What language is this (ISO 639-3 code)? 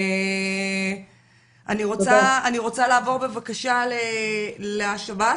heb